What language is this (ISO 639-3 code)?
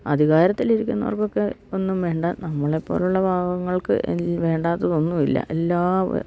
mal